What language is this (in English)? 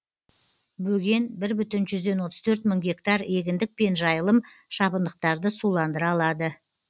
Kazakh